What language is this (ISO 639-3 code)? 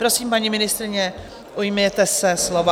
ces